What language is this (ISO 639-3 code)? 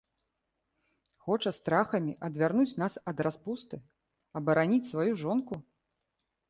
bel